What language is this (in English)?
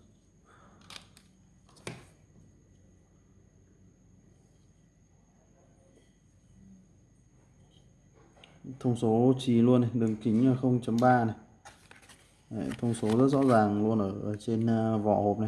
Vietnamese